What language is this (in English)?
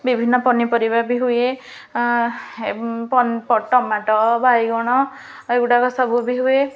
Odia